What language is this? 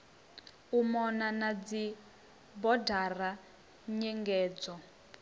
Venda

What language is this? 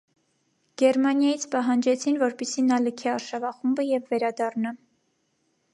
Armenian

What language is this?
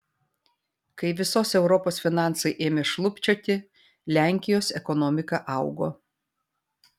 Lithuanian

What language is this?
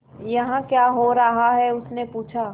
Hindi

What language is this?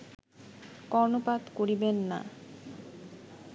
Bangla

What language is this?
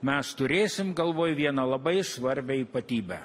Lithuanian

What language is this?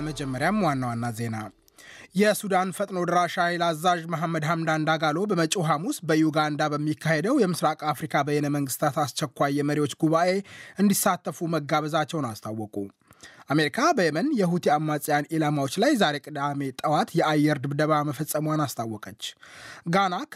Amharic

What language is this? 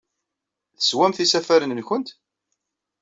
Kabyle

